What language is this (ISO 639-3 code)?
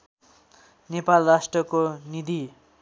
nep